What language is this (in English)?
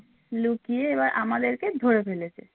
Bangla